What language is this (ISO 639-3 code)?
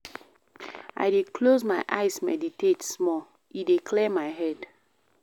pcm